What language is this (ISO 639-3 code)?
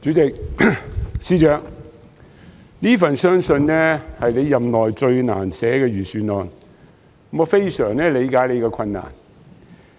yue